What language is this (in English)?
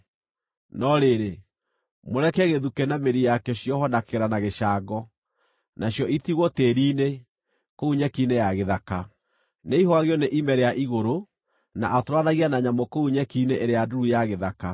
Kikuyu